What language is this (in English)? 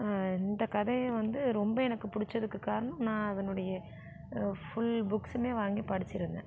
Tamil